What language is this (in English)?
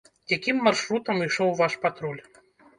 Belarusian